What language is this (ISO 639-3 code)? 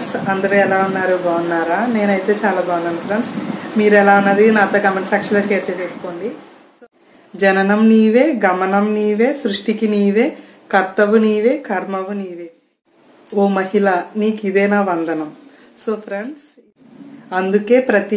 ind